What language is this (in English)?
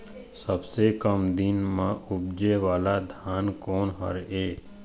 Chhattisgarhi